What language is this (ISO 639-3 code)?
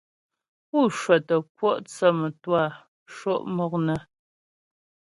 bbj